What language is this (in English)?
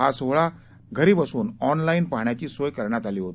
Marathi